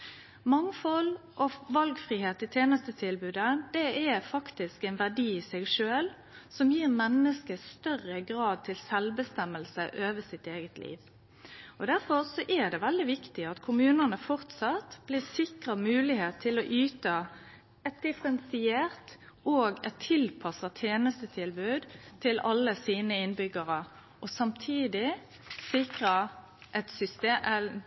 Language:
Norwegian Nynorsk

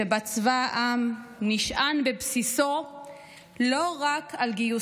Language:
Hebrew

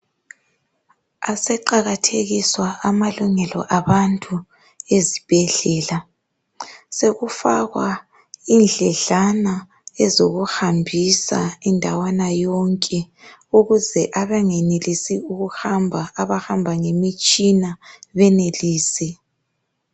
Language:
North Ndebele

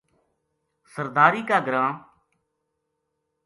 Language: Gujari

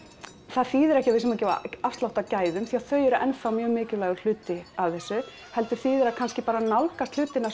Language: Icelandic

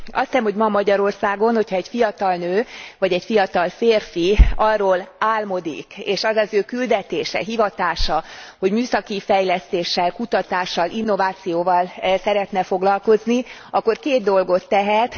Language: Hungarian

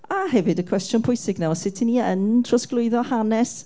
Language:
Welsh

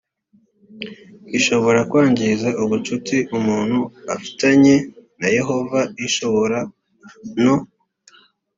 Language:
Kinyarwanda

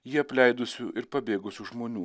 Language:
Lithuanian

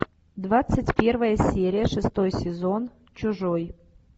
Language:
Russian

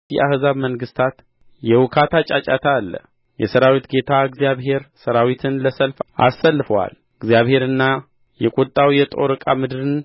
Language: Amharic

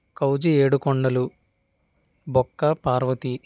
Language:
Telugu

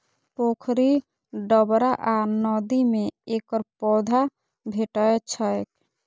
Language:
Maithili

